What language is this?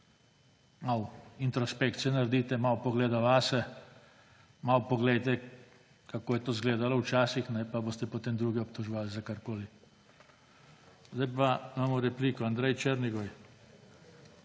Slovenian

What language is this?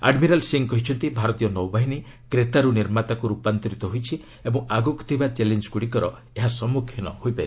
Odia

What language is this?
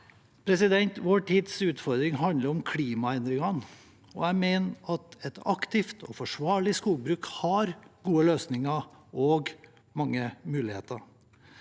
Norwegian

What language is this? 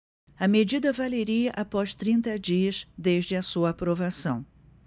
Portuguese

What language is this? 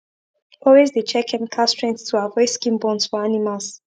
Nigerian Pidgin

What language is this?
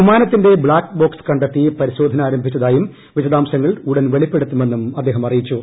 Malayalam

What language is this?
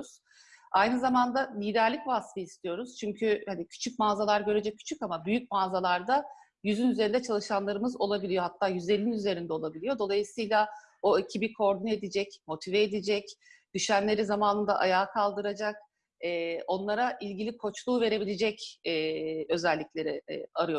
Turkish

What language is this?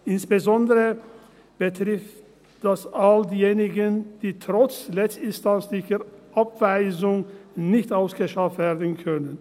Swiss German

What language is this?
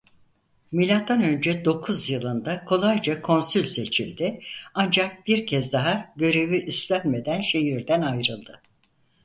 Turkish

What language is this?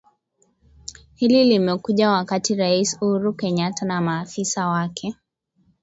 Swahili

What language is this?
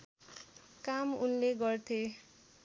Nepali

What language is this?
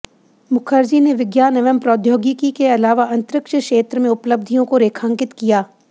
Hindi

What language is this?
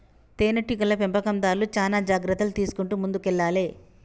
Telugu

